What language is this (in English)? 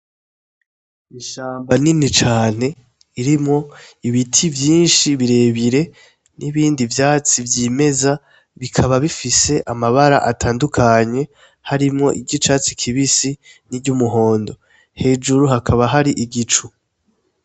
Rundi